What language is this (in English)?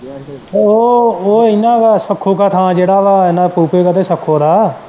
Punjabi